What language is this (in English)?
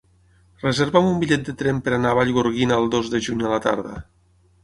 Catalan